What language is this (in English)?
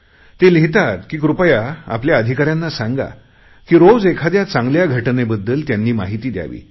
Marathi